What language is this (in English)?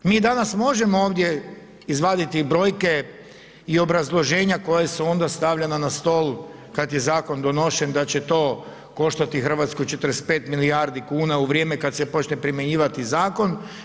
Croatian